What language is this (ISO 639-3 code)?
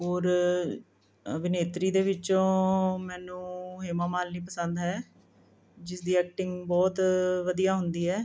pan